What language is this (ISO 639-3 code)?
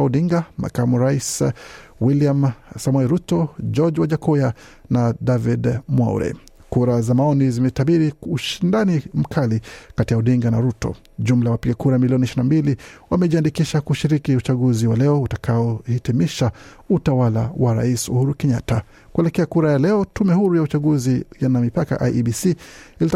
swa